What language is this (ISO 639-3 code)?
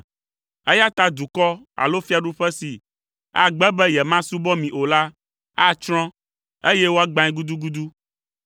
ewe